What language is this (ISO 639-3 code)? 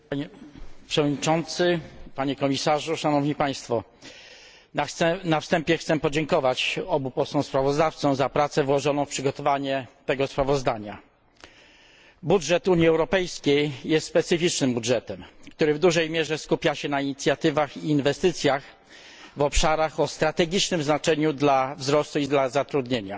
pol